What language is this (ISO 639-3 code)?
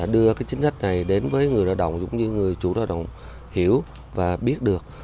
vie